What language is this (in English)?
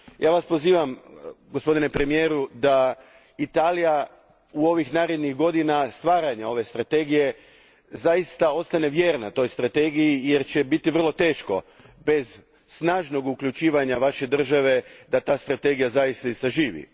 Croatian